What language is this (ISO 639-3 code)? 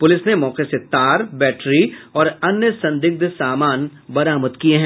hin